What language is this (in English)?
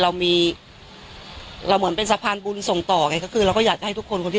Thai